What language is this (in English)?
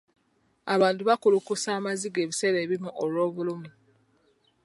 Ganda